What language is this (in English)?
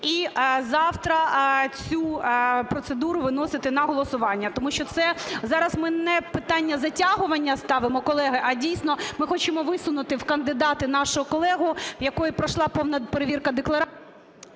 Ukrainian